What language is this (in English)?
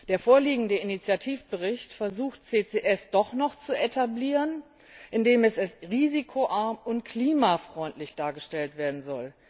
German